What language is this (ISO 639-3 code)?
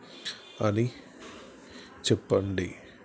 tel